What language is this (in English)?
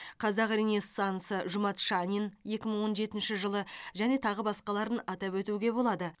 Kazakh